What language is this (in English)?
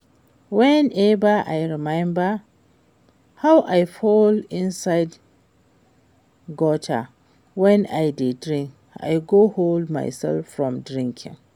Nigerian Pidgin